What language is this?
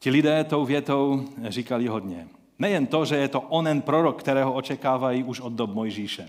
Czech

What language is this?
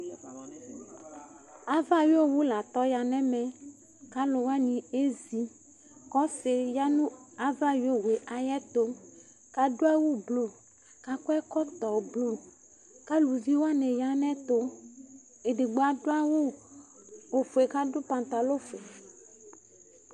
Ikposo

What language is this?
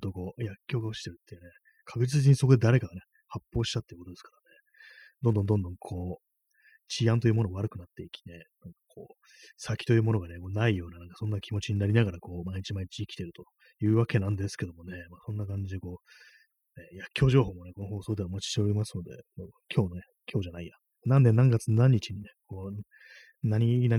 Japanese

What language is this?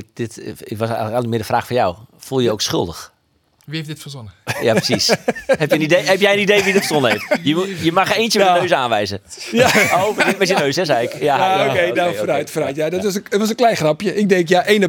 Dutch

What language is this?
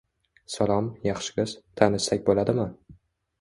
Uzbek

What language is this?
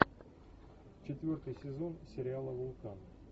Russian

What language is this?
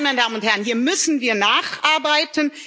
German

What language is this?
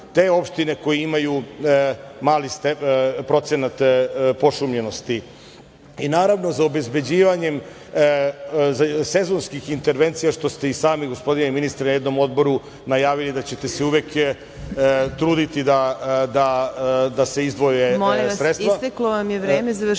Serbian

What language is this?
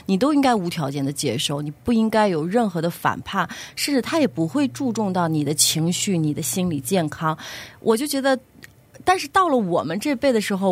Chinese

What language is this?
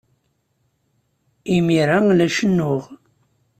Kabyle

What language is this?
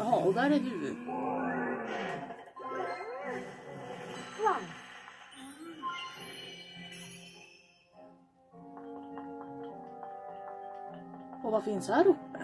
Swedish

